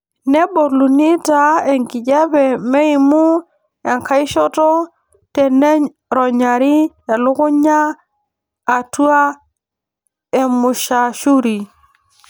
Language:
Masai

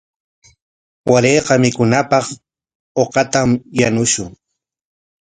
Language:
Corongo Ancash Quechua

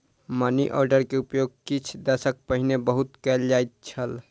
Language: Maithili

